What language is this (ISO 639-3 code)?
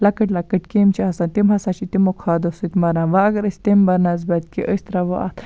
kas